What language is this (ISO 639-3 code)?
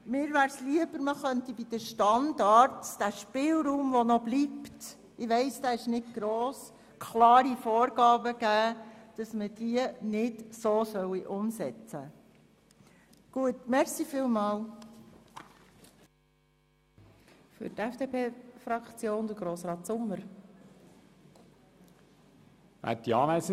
gsw